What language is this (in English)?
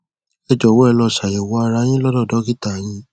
Yoruba